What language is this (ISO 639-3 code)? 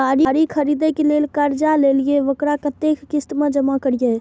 mai